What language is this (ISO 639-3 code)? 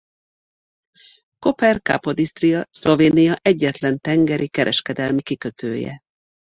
hun